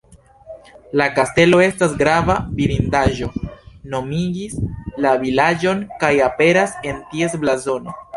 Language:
Esperanto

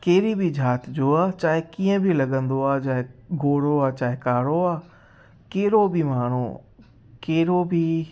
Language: Sindhi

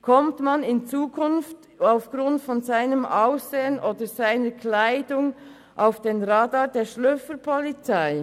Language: Swiss German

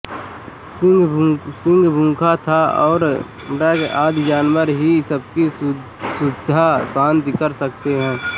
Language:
Hindi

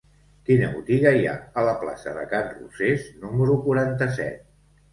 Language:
Catalan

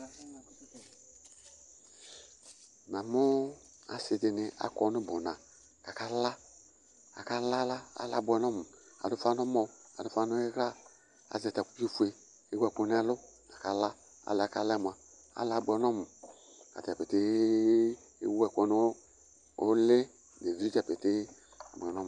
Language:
Ikposo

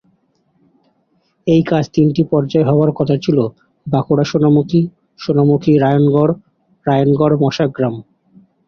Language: Bangla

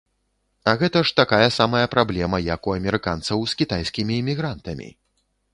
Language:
Belarusian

